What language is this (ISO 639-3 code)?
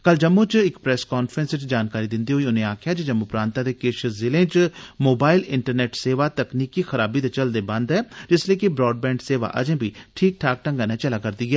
doi